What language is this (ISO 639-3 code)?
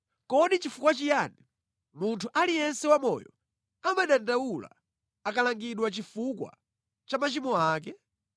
nya